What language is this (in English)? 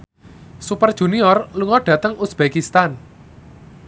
Javanese